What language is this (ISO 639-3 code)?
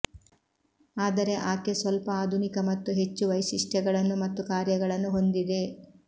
kan